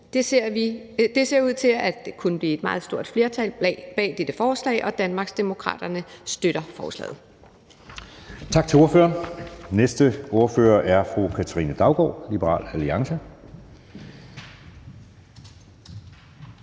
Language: Danish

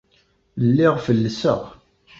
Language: Kabyle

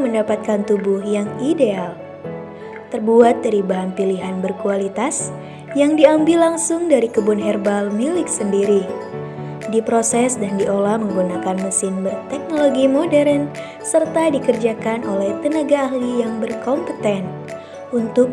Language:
Indonesian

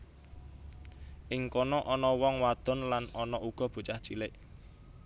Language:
Javanese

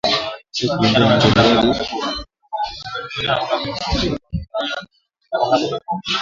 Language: Swahili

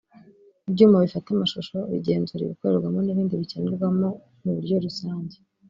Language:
Kinyarwanda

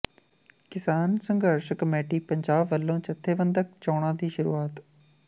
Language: Punjabi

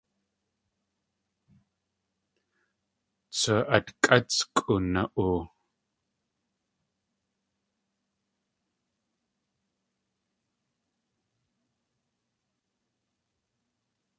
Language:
Tlingit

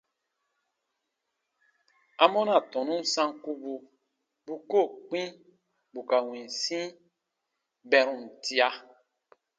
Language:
Baatonum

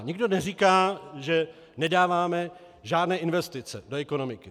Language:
Czech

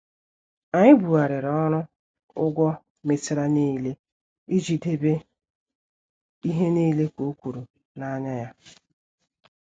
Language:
Igbo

